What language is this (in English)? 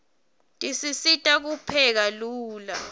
Swati